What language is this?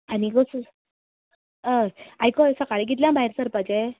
Konkani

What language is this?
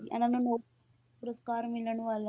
Punjabi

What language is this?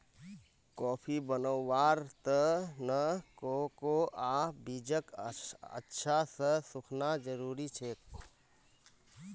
Magahi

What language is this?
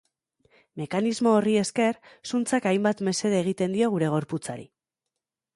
Basque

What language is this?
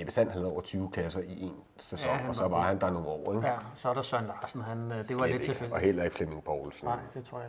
Danish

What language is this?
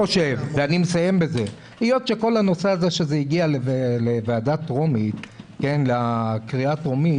Hebrew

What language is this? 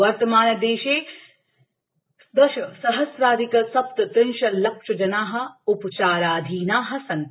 Sanskrit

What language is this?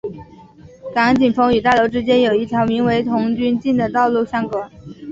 Chinese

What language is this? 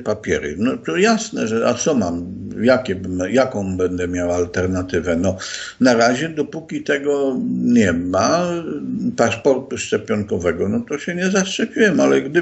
Polish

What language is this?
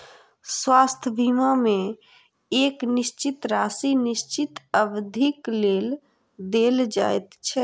Maithili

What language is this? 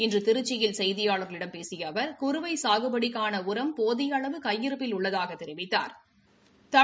Tamil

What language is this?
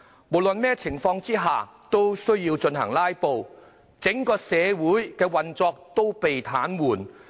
Cantonese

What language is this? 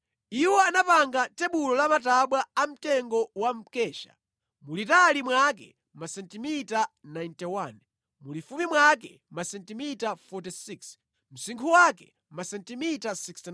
Nyanja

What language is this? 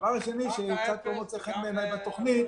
Hebrew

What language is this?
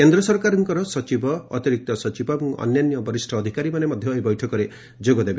Odia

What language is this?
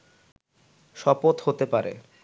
Bangla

